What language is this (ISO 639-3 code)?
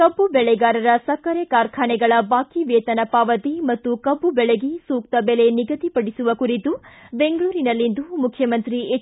kan